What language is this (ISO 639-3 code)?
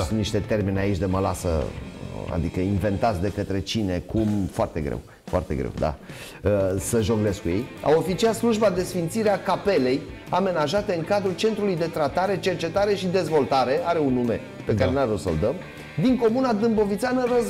ron